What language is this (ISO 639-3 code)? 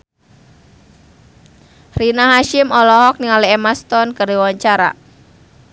sun